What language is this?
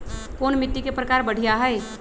Magahi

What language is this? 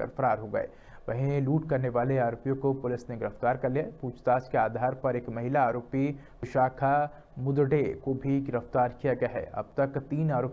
Hindi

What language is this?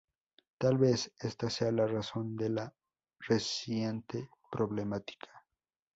Spanish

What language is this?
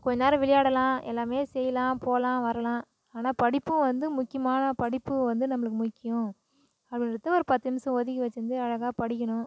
Tamil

